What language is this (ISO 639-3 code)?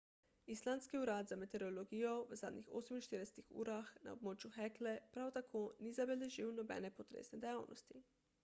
slv